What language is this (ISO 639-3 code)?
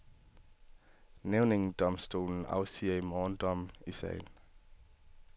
dan